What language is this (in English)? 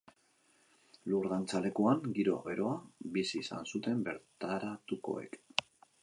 Basque